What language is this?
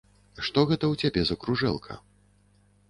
Belarusian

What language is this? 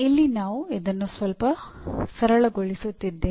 Kannada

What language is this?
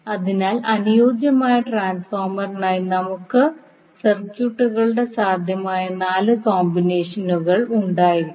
Malayalam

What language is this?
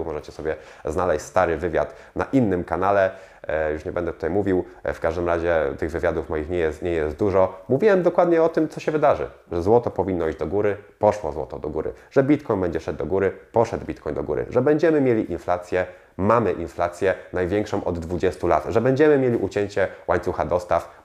Polish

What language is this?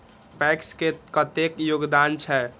Maithili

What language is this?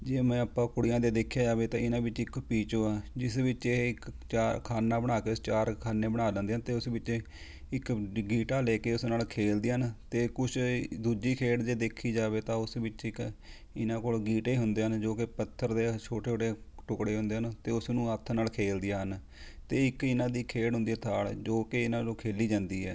Punjabi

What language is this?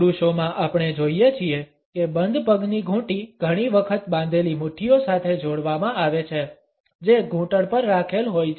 Gujarati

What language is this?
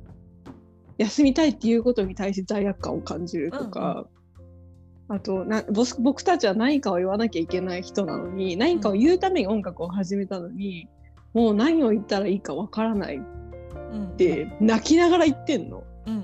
Japanese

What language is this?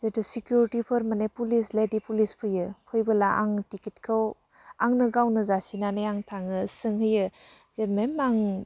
Bodo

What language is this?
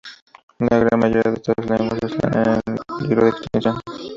Spanish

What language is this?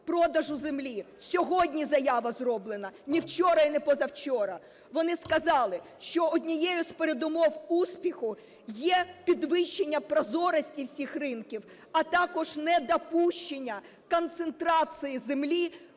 Ukrainian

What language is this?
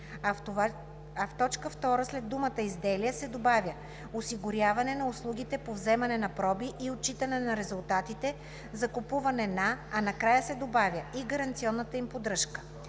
Bulgarian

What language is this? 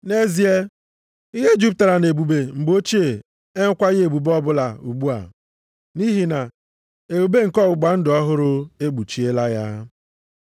Igbo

